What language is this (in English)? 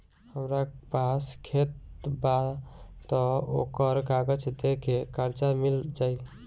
Bhojpuri